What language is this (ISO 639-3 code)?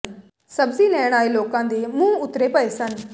pan